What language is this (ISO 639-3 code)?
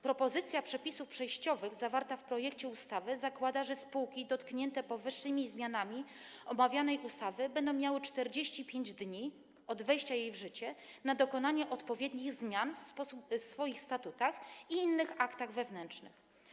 pol